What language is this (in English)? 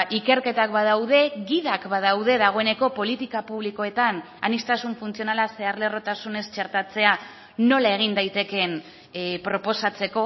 Basque